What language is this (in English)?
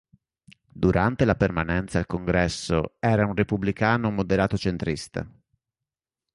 Italian